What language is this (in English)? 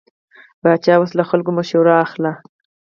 Pashto